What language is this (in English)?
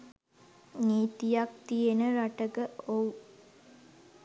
Sinhala